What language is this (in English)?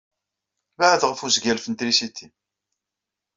Kabyle